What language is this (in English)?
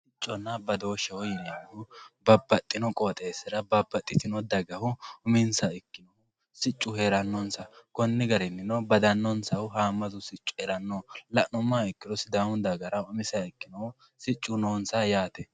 Sidamo